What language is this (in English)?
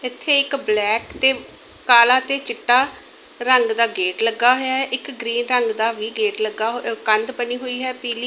Punjabi